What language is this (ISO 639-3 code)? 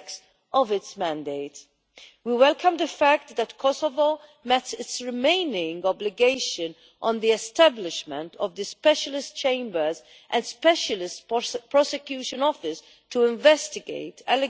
eng